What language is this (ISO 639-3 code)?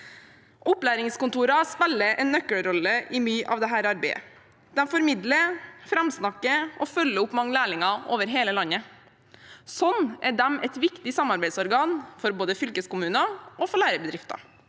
nor